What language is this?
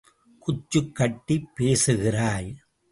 Tamil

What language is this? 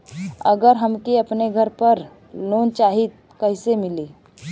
Bhojpuri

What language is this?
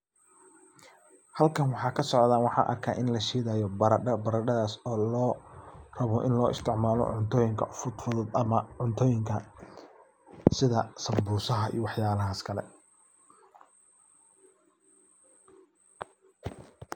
Somali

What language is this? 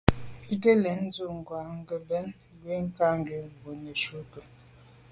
Medumba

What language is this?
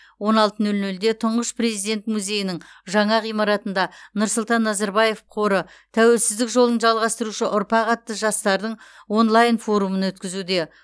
Kazakh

